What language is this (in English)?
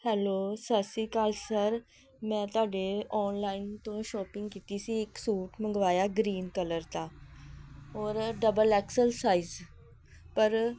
Punjabi